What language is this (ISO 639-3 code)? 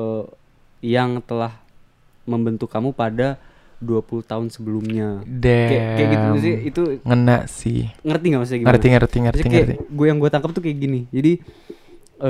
ind